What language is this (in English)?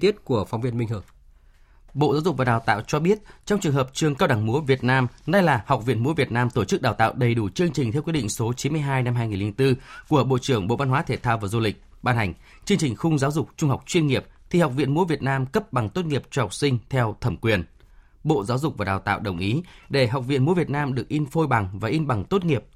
Vietnamese